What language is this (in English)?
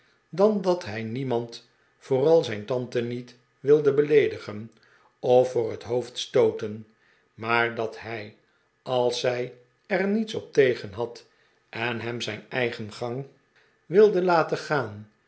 Dutch